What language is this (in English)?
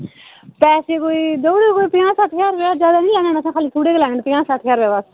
Dogri